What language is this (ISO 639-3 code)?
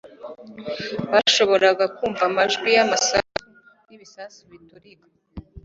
kin